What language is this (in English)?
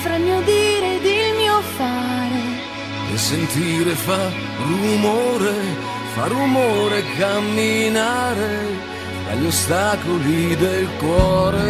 Croatian